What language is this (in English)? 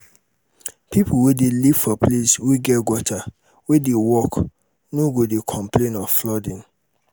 Nigerian Pidgin